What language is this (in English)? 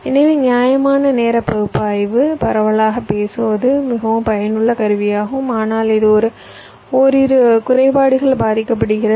Tamil